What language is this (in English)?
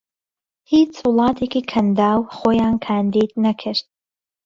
Central Kurdish